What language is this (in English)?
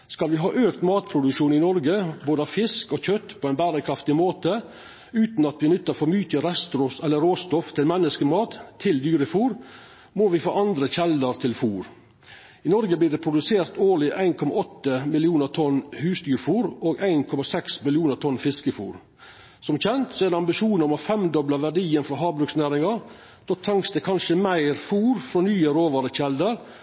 Norwegian Nynorsk